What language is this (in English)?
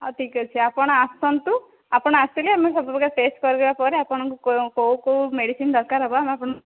Odia